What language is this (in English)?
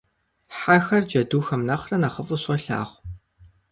Kabardian